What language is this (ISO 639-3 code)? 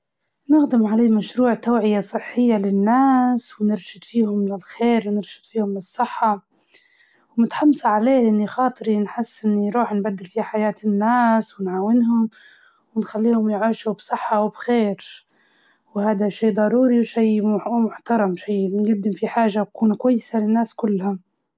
ayl